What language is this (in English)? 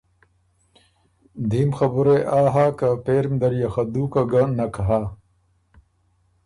Ormuri